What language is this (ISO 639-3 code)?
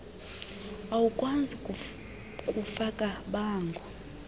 xho